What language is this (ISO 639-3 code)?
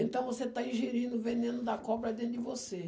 por